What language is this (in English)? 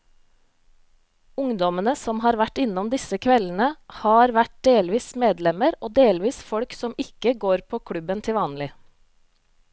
Norwegian